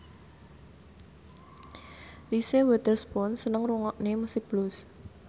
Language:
Javanese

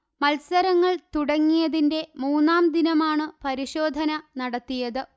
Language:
Malayalam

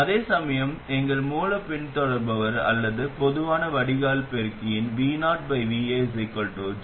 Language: Tamil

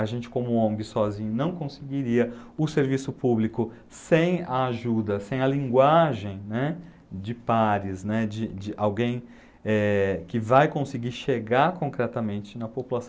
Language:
Portuguese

